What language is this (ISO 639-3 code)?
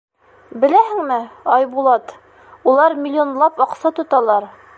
bak